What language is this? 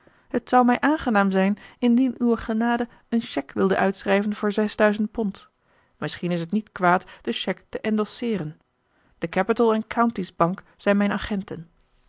Dutch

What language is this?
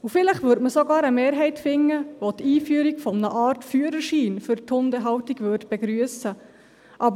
Swiss German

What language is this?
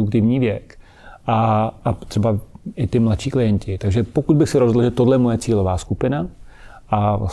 Czech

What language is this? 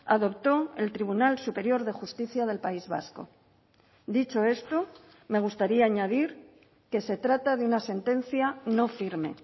Spanish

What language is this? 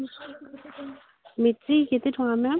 Odia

